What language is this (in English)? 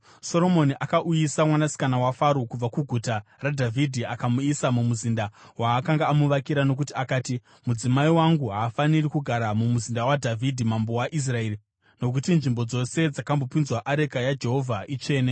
Shona